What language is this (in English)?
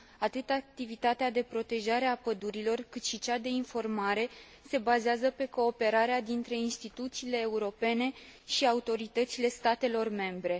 Romanian